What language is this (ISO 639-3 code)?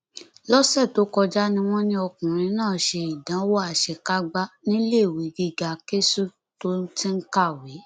yor